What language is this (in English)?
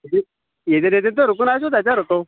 Kashmiri